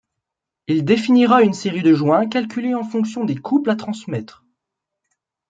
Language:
French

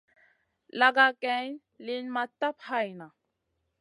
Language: Masana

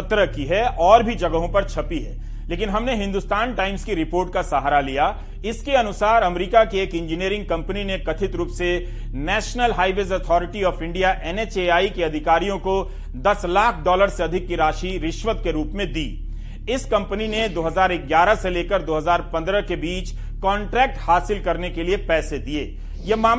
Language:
Hindi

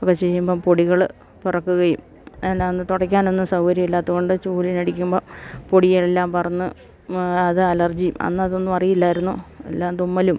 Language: Malayalam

